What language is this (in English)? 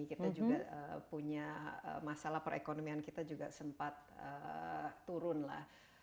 Indonesian